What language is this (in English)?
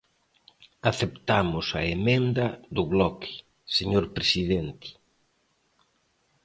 Galician